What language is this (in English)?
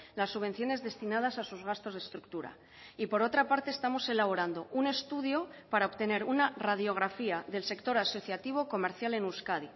Spanish